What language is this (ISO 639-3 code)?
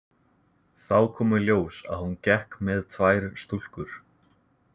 isl